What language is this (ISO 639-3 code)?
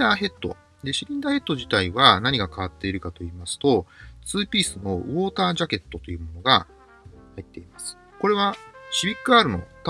jpn